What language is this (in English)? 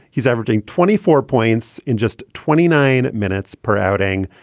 English